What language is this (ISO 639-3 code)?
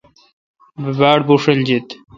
xka